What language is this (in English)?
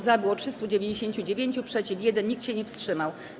Polish